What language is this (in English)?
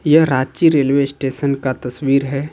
Hindi